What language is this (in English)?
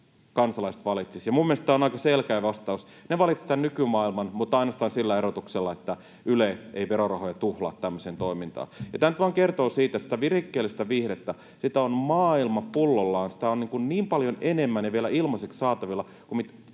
Finnish